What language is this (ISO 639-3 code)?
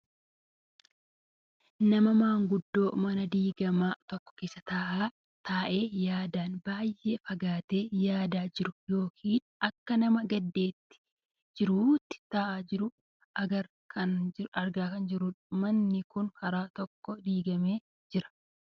orm